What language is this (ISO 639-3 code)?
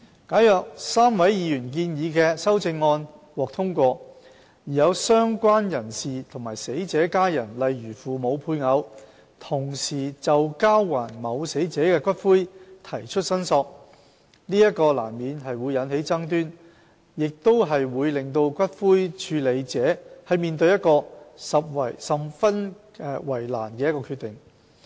yue